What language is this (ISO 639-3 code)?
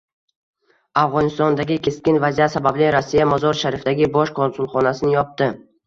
uzb